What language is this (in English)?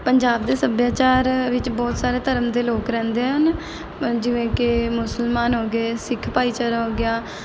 Punjabi